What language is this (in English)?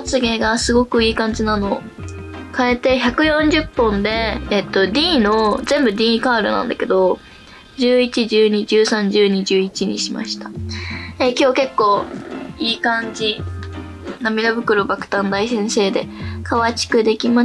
Japanese